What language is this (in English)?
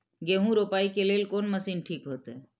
Maithili